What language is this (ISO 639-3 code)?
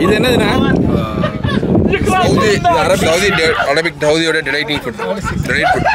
ara